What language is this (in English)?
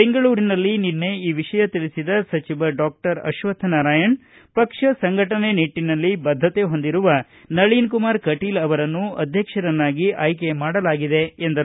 Kannada